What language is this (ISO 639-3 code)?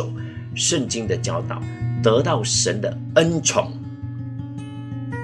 zho